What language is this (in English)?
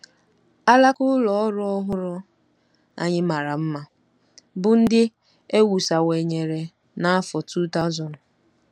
Igbo